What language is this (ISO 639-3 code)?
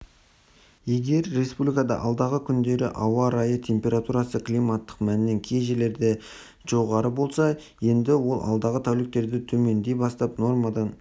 kaz